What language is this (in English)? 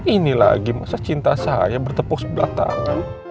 Indonesian